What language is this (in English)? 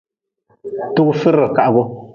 Nawdm